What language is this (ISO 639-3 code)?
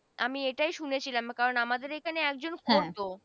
ben